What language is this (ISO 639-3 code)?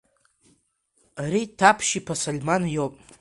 abk